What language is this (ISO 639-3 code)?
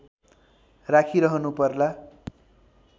nep